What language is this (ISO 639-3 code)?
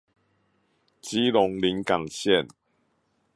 zho